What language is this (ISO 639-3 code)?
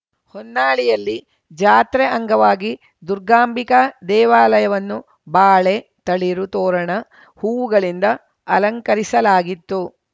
kan